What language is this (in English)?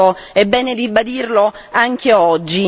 Italian